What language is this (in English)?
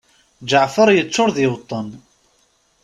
Kabyle